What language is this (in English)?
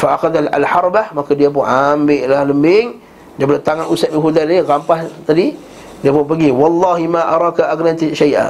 Malay